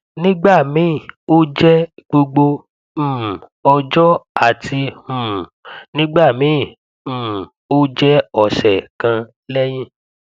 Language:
Yoruba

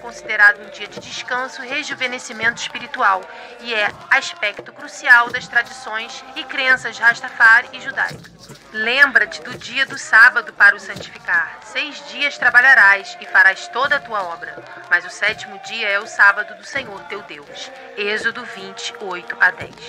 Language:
Portuguese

